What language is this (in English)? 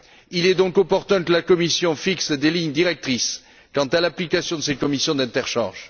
French